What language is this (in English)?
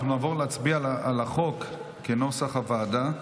Hebrew